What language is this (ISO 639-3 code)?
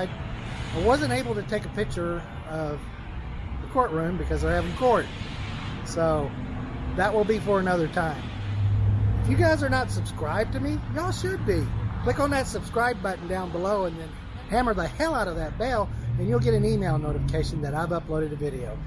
eng